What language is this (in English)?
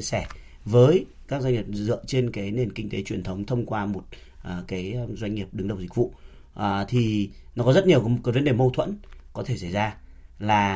Vietnamese